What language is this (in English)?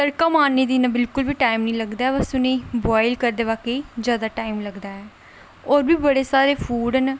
Dogri